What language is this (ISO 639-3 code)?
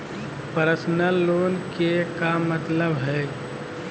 mag